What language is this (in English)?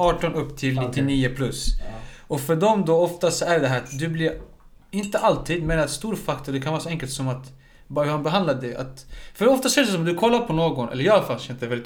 Swedish